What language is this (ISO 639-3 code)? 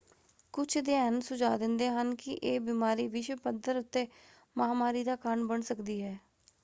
pan